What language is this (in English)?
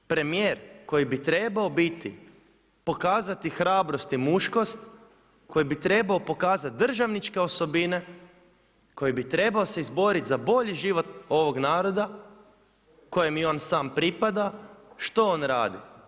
Croatian